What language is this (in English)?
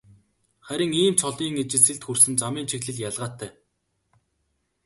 Mongolian